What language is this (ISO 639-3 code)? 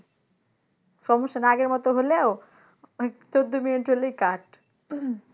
ben